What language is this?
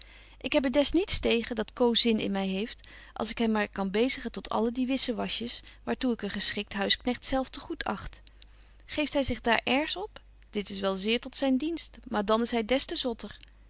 Dutch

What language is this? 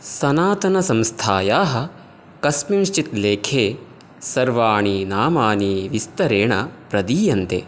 Sanskrit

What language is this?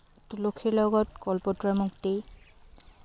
Assamese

